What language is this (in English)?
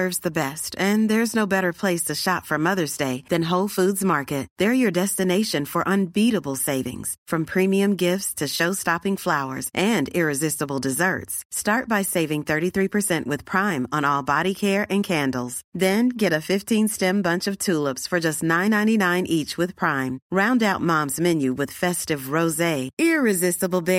Filipino